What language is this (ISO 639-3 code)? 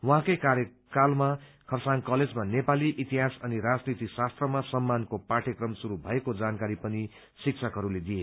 nep